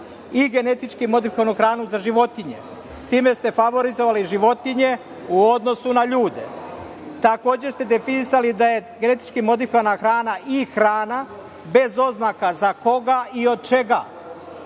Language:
Serbian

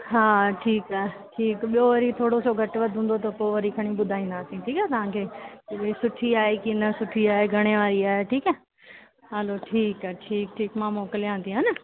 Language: Sindhi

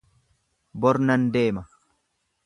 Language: Oromo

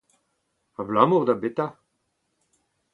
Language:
Breton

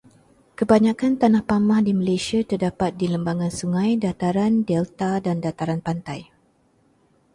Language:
Malay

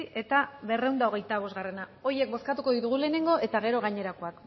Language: Basque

